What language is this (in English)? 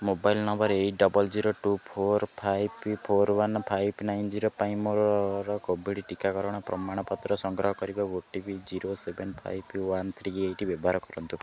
Odia